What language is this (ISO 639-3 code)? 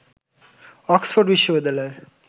ben